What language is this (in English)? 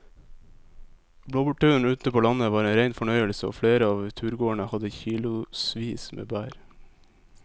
Norwegian